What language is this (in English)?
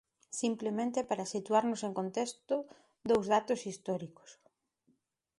Galician